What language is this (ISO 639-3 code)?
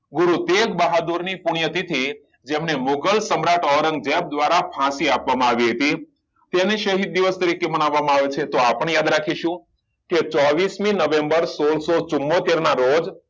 guj